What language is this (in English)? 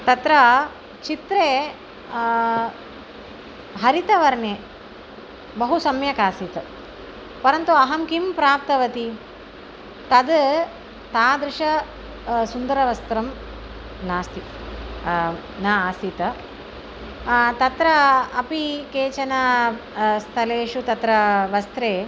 Sanskrit